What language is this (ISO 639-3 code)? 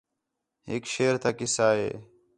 xhe